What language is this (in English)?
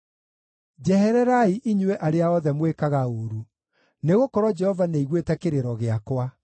Kikuyu